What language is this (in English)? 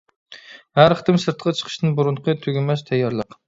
Uyghur